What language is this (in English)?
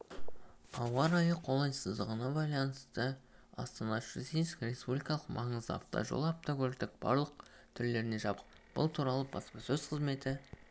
Kazakh